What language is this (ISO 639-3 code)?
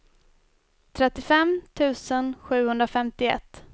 swe